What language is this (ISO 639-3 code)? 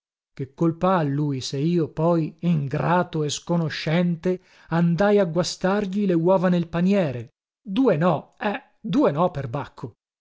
ita